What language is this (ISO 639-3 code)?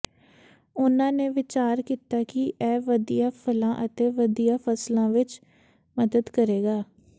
pan